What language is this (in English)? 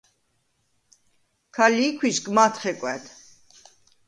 Svan